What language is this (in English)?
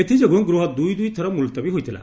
Odia